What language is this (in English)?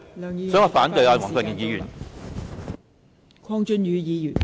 Cantonese